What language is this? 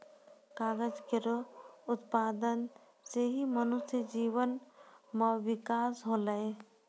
Maithili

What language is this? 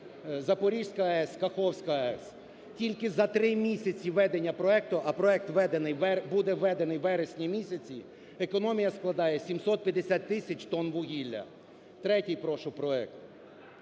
Ukrainian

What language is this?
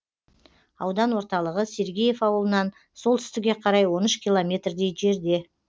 Kazakh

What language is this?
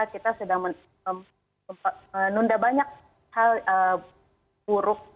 Indonesian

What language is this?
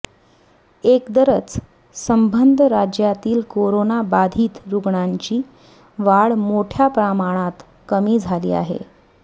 Marathi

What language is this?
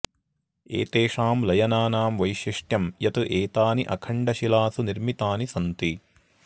Sanskrit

